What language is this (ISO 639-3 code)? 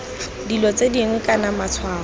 tsn